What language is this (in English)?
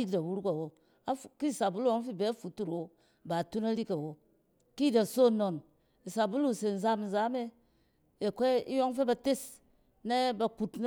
Cen